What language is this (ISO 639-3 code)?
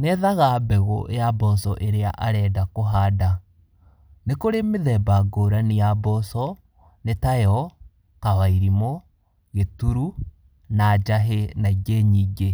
kik